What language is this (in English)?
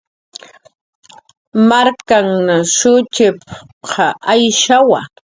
Jaqaru